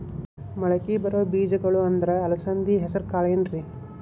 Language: Kannada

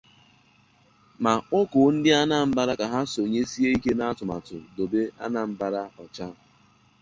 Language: Igbo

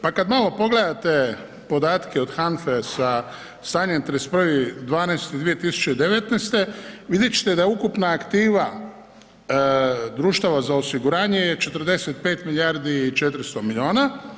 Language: Croatian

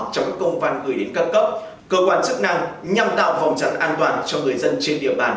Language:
Vietnamese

